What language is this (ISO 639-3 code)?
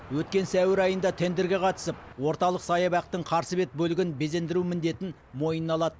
kaz